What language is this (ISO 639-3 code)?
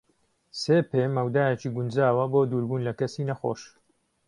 ckb